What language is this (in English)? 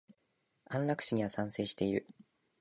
Japanese